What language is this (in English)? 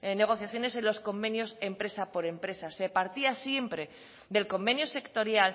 Spanish